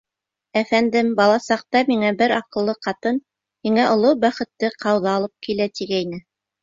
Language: Bashkir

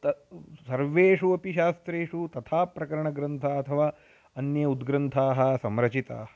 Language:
Sanskrit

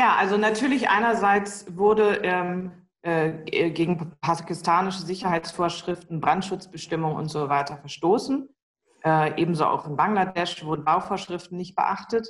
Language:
German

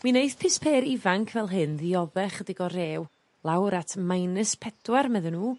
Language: Welsh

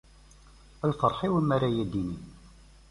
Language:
Kabyle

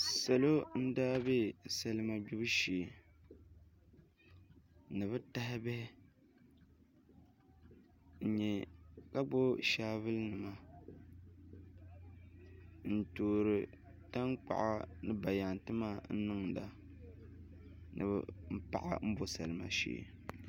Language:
Dagbani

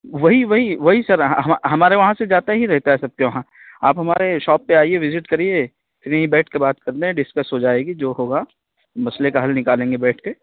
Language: Urdu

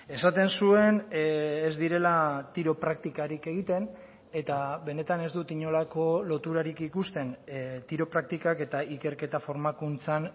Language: Basque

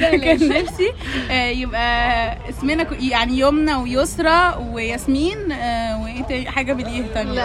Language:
Arabic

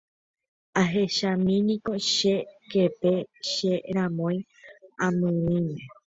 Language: Guarani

